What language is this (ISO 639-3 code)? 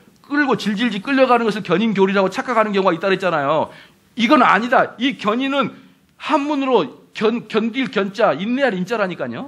kor